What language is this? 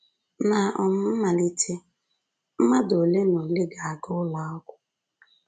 Igbo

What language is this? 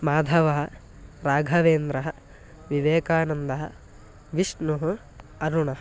Sanskrit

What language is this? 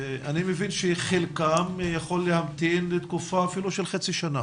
Hebrew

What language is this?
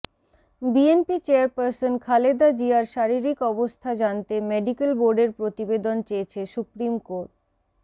Bangla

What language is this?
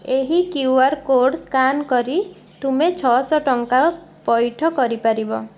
Odia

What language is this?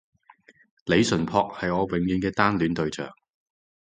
Cantonese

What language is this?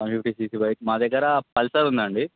Telugu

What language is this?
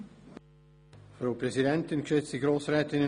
Swiss German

